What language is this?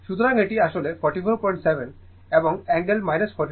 Bangla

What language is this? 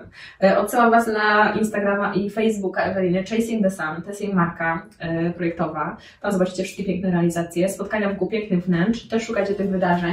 Polish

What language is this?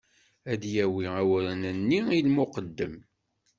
Kabyle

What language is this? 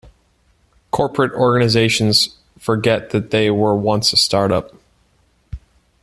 English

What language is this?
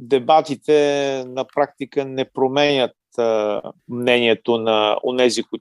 Bulgarian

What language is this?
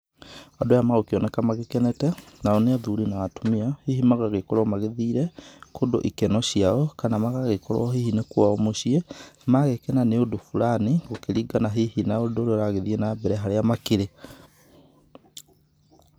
Kikuyu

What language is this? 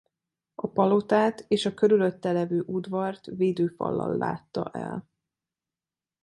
Hungarian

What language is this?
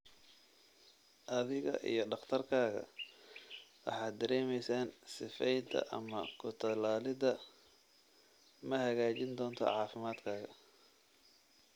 Somali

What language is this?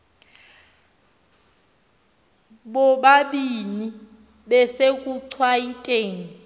Xhosa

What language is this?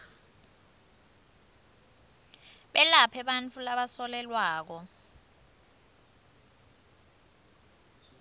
Swati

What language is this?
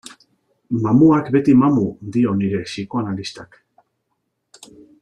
Basque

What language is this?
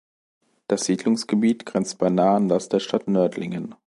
German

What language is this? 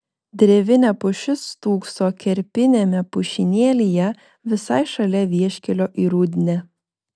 Lithuanian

